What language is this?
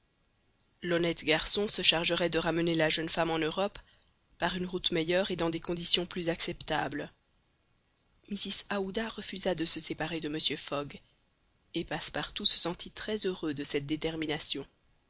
French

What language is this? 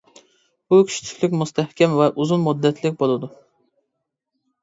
Uyghur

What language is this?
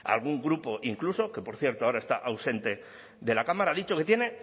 Spanish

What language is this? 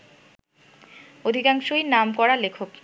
Bangla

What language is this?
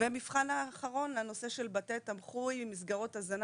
Hebrew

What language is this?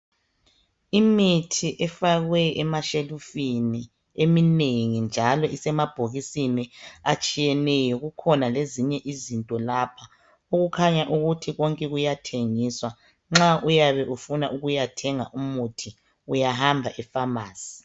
North Ndebele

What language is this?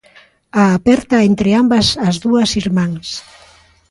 Galician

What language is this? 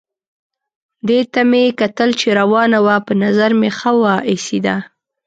Pashto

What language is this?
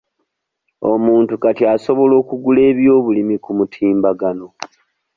Ganda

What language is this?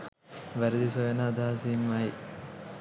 Sinhala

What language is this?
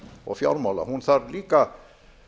Icelandic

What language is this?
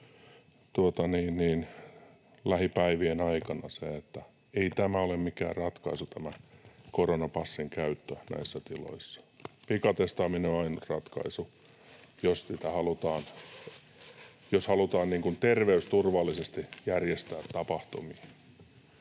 Finnish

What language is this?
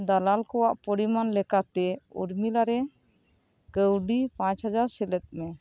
Santali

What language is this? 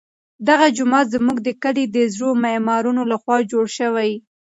Pashto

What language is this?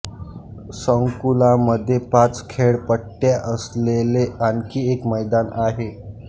Marathi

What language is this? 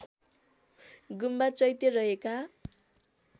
Nepali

